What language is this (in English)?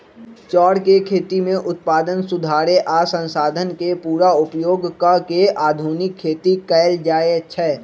Magahi